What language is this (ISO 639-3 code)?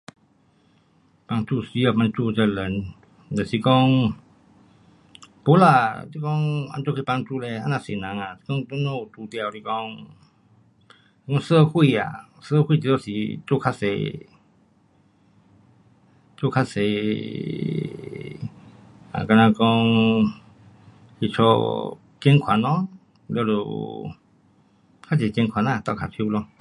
cpx